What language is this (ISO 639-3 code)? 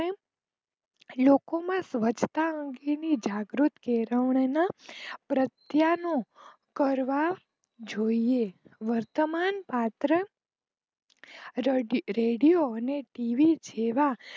guj